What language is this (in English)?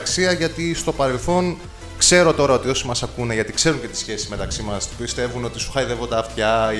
Greek